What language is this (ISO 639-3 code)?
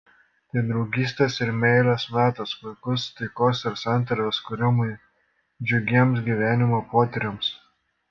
lit